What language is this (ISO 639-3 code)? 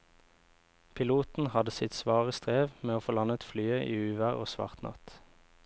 nor